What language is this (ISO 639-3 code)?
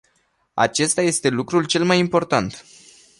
ron